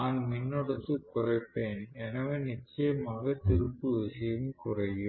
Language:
Tamil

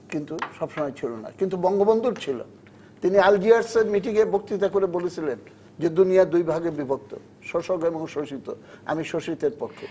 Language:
Bangla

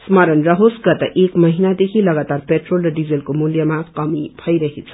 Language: Nepali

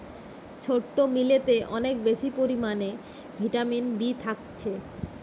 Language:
Bangla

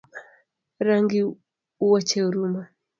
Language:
Luo (Kenya and Tanzania)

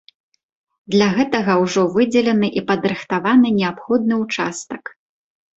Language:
Belarusian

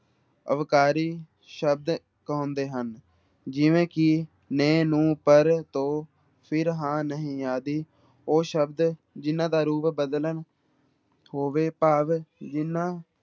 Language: Punjabi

